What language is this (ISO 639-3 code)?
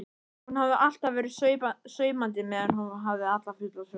isl